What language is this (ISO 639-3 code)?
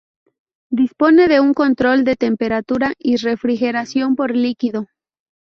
spa